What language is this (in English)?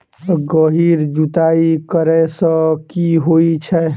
Maithili